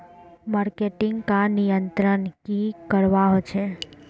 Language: Magahi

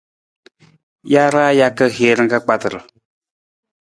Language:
Nawdm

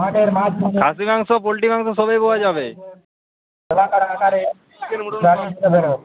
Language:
Bangla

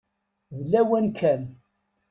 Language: Kabyle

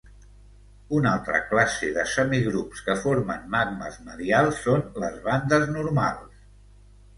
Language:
Catalan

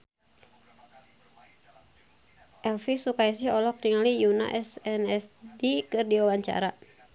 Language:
Sundanese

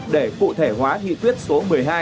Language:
Vietnamese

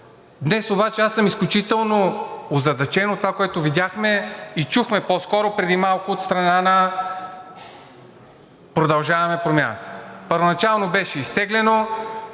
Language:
Bulgarian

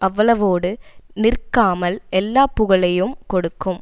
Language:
Tamil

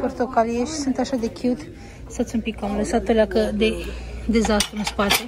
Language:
Romanian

